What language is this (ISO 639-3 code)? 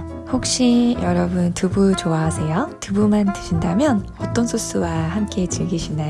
kor